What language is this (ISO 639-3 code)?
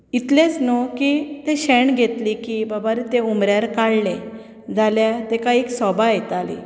kok